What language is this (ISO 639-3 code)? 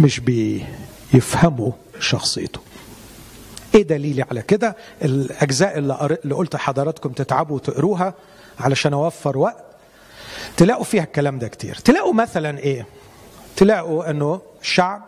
ara